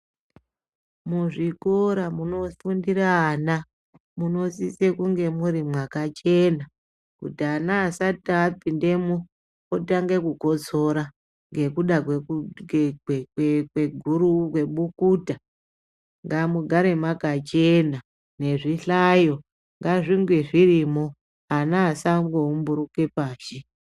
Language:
Ndau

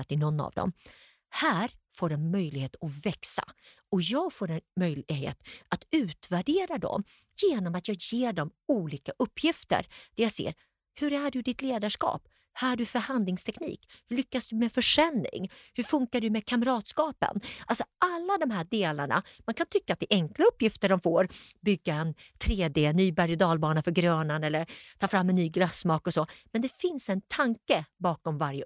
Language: Swedish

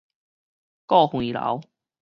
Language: Min Nan Chinese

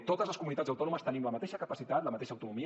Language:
Catalan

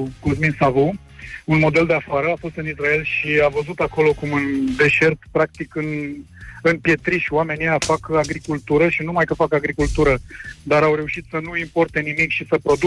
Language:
Romanian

